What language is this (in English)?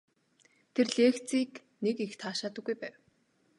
Mongolian